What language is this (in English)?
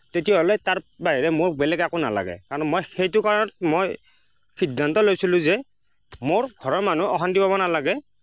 Assamese